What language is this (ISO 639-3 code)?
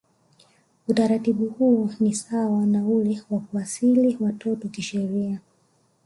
swa